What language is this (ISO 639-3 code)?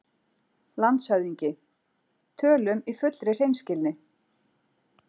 isl